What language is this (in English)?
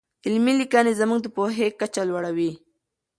Pashto